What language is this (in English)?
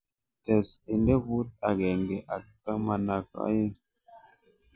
Kalenjin